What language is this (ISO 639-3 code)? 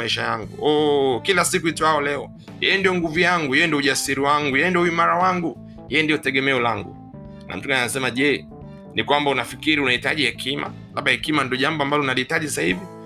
swa